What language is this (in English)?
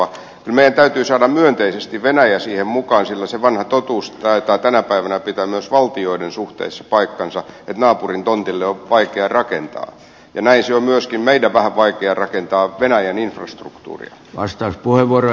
Finnish